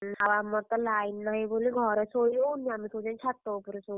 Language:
Odia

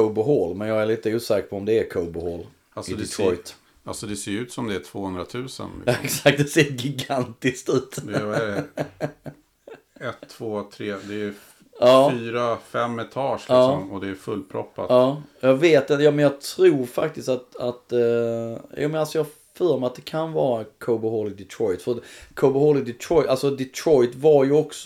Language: Swedish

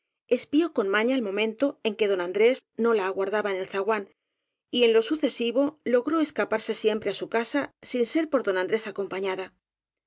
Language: Spanish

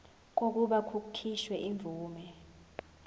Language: Zulu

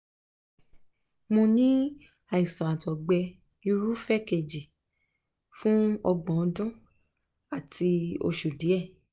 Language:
Yoruba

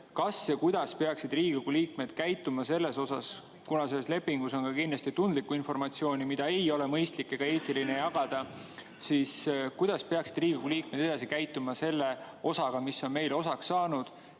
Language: Estonian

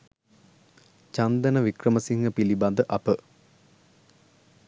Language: Sinhala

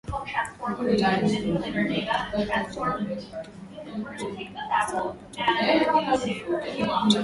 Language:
Swahili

